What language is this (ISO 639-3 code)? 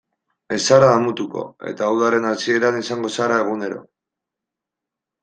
eus